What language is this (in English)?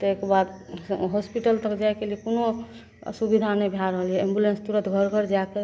Maithili